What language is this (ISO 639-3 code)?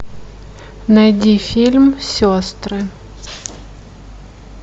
rus